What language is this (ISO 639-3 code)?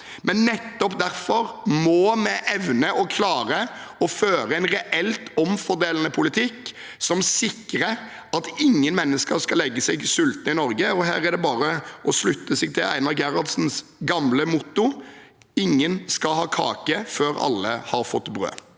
nor